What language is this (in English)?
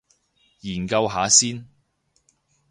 Cantonese